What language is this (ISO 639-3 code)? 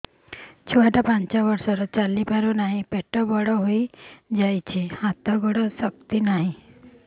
ori